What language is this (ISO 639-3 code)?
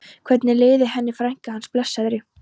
isl